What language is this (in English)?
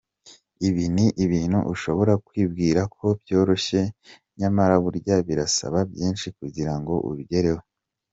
Kinyarwanda